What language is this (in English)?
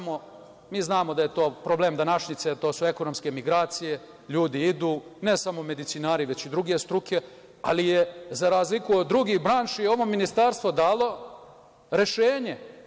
Serbian